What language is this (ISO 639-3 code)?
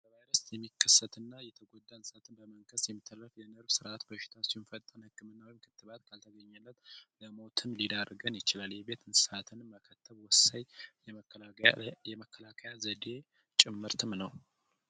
amh